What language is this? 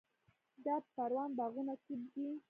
Pashto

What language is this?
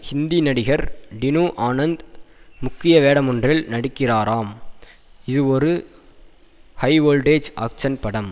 Tamil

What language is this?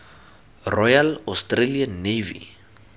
Tswana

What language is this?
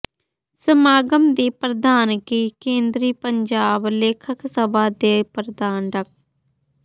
Punjabi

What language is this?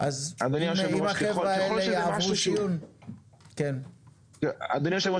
Hebrew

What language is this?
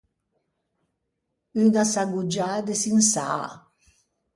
Ligurian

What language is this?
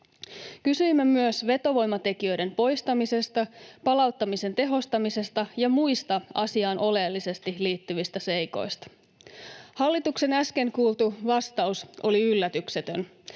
Finnish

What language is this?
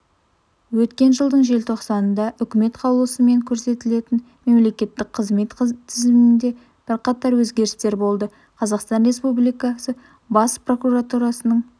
Kazakh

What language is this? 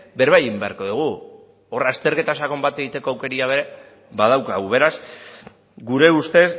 Basque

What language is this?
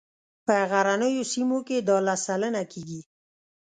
Pashto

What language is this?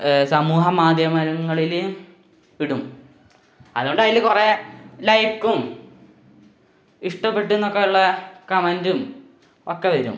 Malayalam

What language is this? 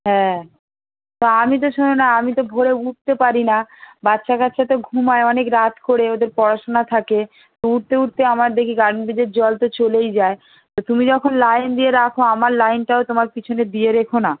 Bangla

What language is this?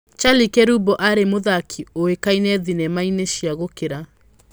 Kikuyu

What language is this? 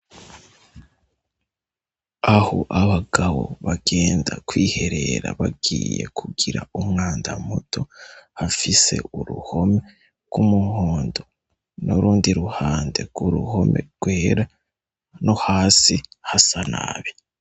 Rundi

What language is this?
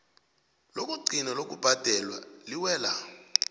South Ndebele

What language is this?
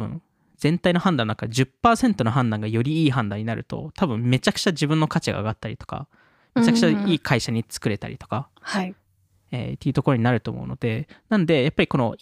Japanese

